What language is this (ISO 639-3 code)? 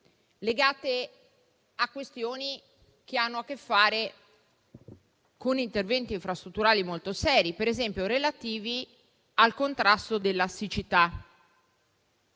ita